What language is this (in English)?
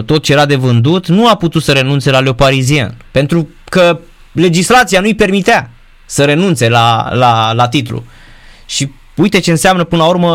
Romanian